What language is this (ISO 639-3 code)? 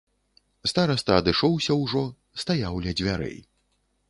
bel